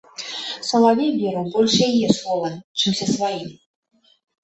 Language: Belarusian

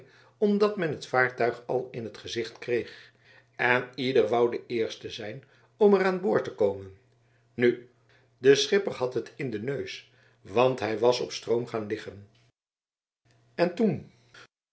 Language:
Dutch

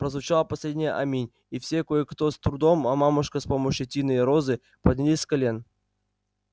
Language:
Russian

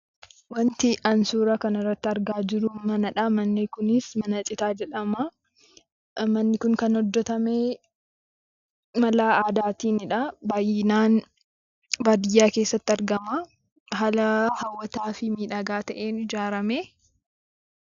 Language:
Oromo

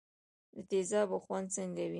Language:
Pashto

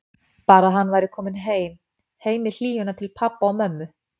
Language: Icelandic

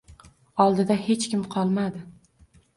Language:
Uzbek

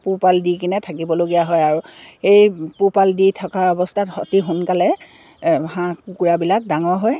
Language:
Assamese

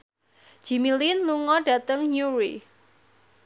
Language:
Javanese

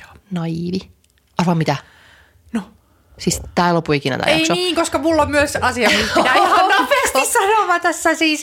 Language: Finnish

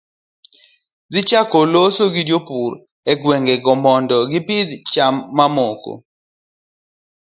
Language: Luo (Kenya and Tanzania)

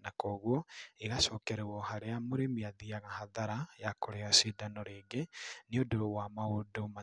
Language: Kikuyu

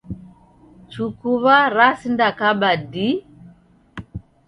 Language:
Taita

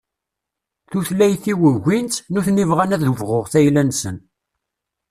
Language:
Kabyle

